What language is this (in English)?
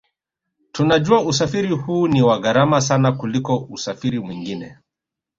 Swahili